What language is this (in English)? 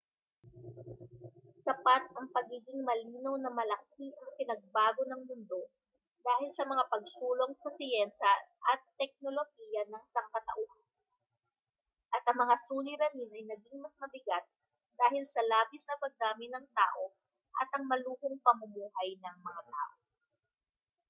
Filipino